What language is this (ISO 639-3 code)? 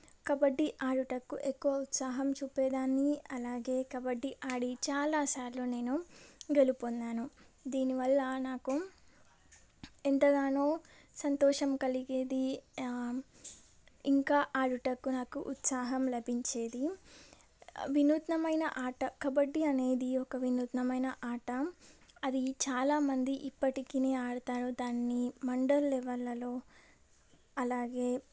tel